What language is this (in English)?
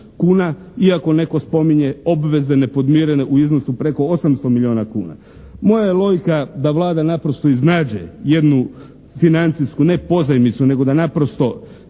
Croatian